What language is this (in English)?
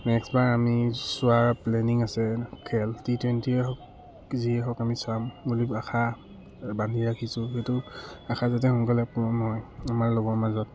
Assamese